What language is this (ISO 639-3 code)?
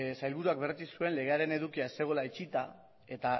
eus